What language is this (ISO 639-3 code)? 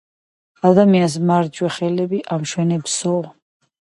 kat